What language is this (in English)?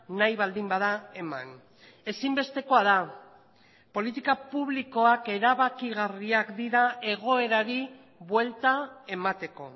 Basque